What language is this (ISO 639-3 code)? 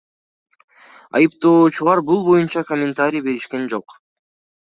kir